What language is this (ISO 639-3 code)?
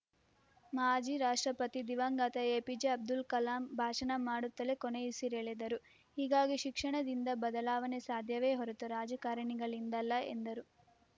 kan